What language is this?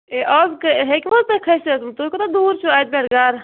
Kashmiri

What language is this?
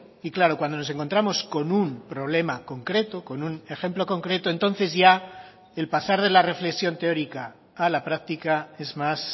Spanish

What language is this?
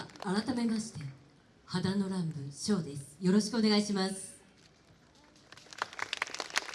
Japanese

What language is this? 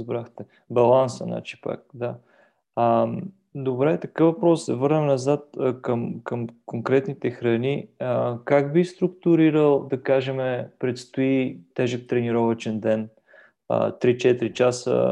Bulgarian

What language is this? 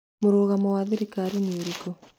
Kikuyu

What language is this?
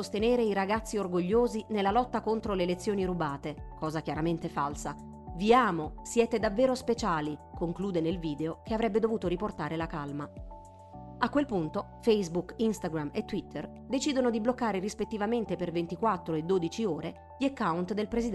Italian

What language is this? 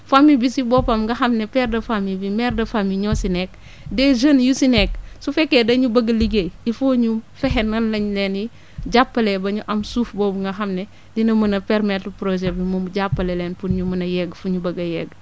Wolof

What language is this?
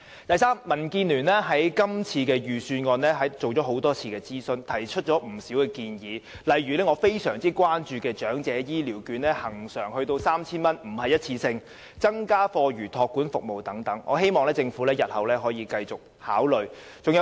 Cantonese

